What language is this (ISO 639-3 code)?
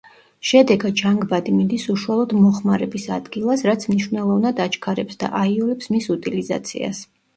kat